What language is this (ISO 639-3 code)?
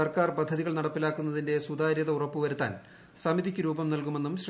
mal